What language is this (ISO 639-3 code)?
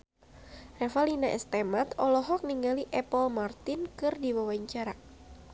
sun